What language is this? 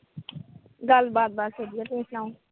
Punjabi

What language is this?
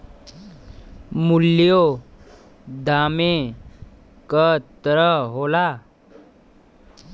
Bhojpuri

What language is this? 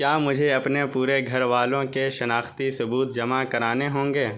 Urdu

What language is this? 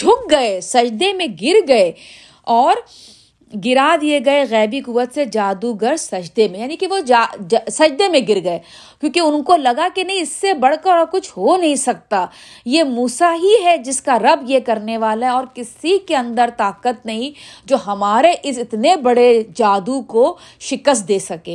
Urdu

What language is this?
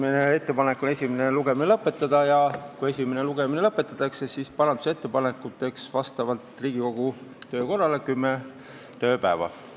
Estonian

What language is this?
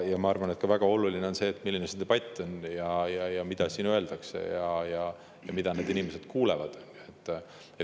Estonian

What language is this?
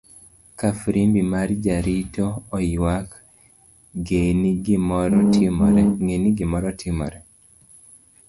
Luo (Kenya and Tanzania)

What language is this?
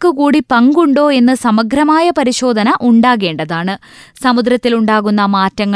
Malayalam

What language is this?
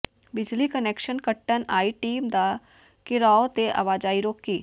Punjabi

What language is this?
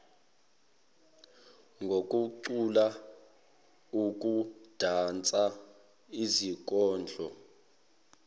Zulu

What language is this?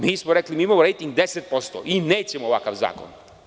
Serbian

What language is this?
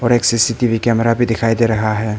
Hindi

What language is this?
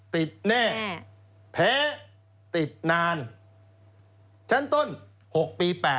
Thai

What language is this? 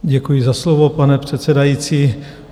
Czech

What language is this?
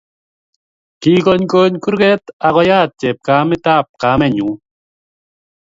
Kalenjin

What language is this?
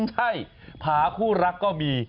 Thai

